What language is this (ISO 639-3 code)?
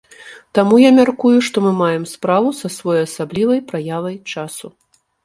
bel